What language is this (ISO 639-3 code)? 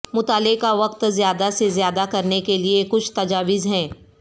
urd